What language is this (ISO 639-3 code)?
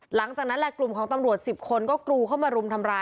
tha